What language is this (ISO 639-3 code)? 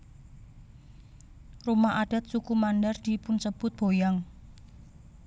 jav